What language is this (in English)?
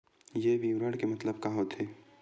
Chhattisgarhi